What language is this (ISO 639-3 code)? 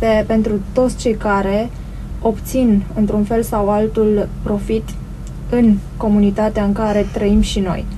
ron